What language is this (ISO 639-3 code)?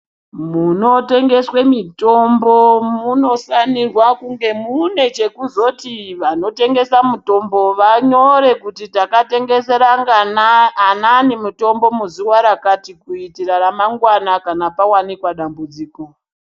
ndc